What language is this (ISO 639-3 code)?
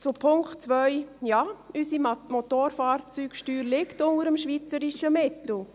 gsw